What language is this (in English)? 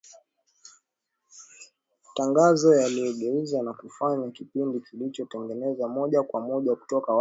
Swahili